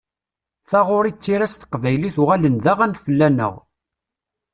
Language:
Kabyle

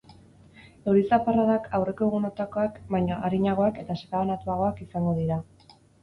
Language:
Basque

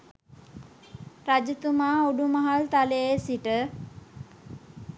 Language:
Sinhala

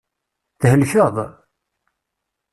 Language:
Kabyle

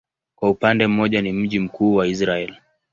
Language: Swahili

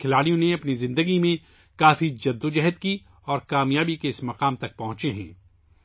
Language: Urdu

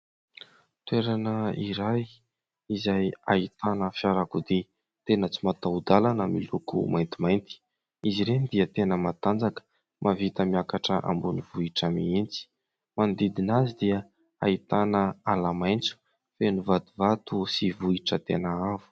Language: Malagasy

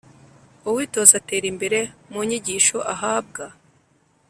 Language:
Kinyarwanda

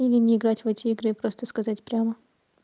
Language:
Russian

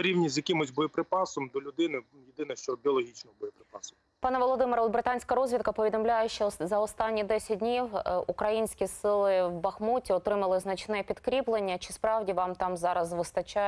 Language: Ukrainian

